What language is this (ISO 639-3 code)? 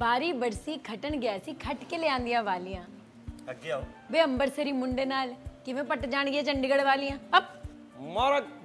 pan